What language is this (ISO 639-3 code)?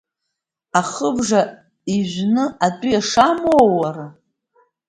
abk